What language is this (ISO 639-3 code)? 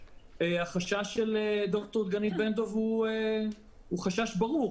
heb